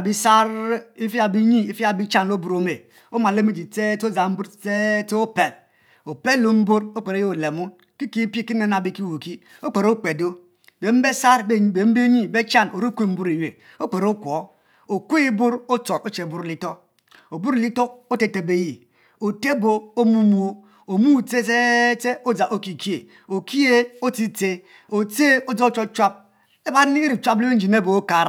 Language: Mbe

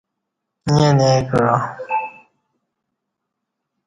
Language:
Kati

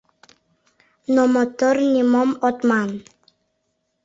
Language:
Mari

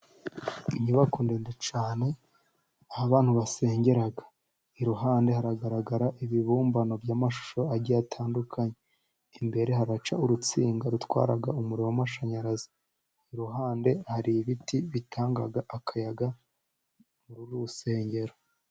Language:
Kinyarwanda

